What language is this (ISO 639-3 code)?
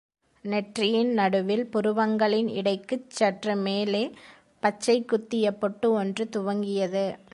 tam